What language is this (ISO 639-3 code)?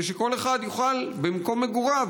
heb